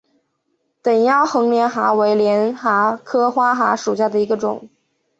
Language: Chinese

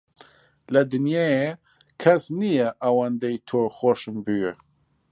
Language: Central Kurdish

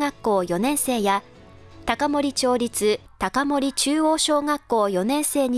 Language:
Japanese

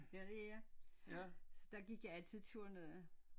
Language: Danish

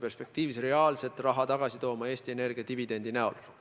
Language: Estonian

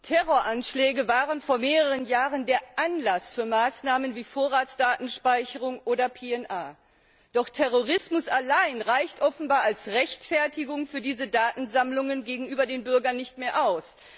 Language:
German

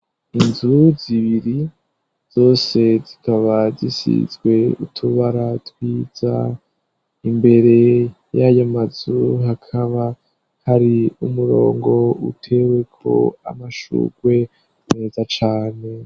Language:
Rundi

